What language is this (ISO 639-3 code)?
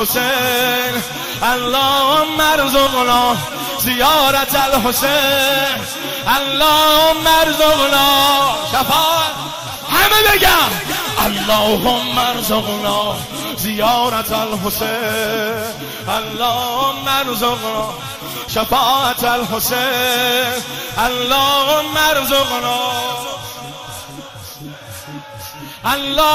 fas